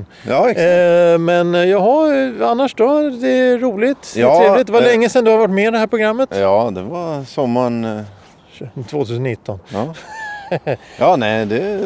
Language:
Swedish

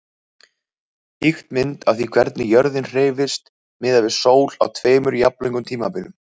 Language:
Icelandic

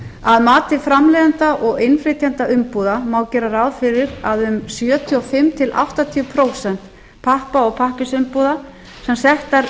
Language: Icelandic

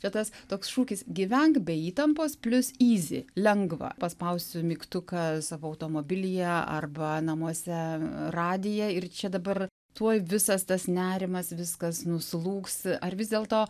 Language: Lithuanian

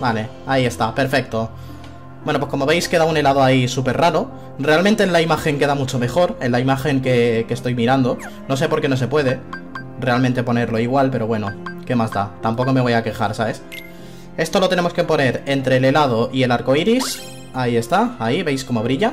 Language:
Spanish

